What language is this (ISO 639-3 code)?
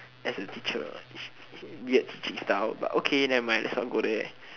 eng